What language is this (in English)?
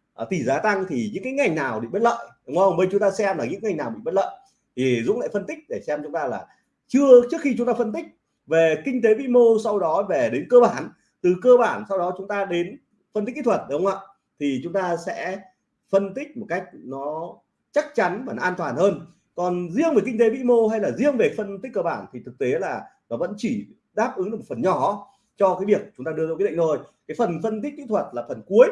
Vietnamese